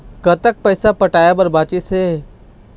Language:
Chhattisgarhi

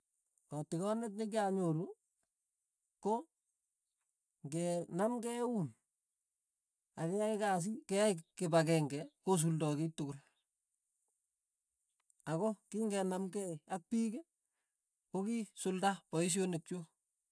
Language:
Tugen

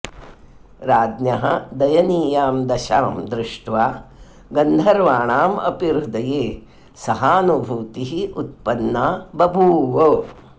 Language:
Sanskrit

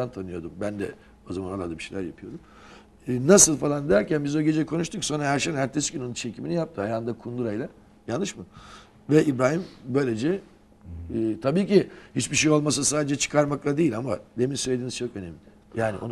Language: Turkish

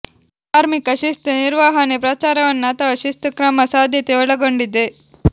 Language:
Kannada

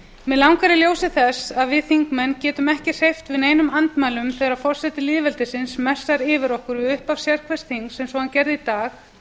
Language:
Icelandic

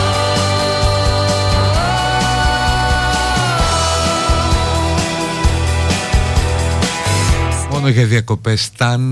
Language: Greek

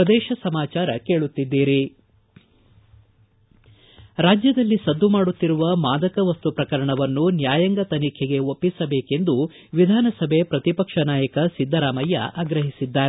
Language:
Kannada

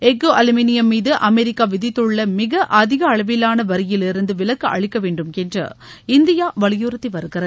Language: Tamil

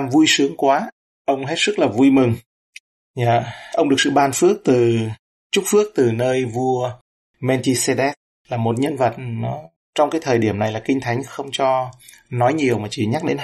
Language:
Vietnamese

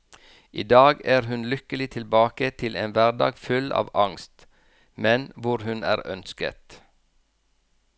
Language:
Norwegian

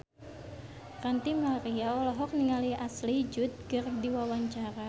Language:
Sundanese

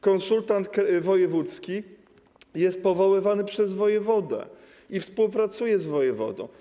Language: Polish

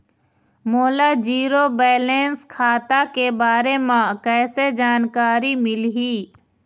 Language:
Chhattisgarhi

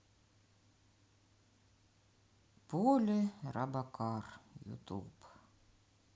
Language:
Russian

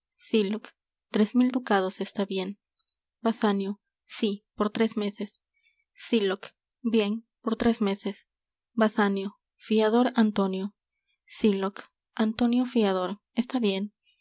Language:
Spanish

